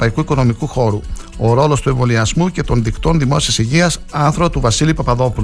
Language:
Greek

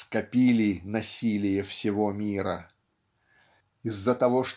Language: Russian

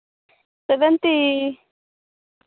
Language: Santali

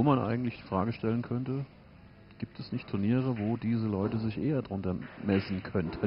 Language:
German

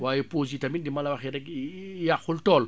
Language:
Wolof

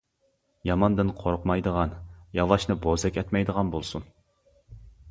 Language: Uyghur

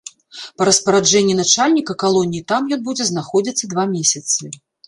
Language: Belarusian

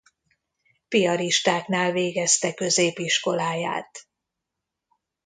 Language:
Hungarian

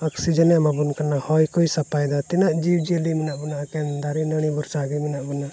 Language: Santali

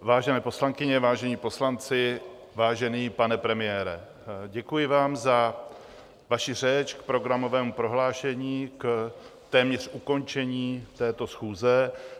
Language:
Czech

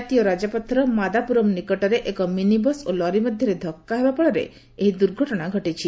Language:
Odia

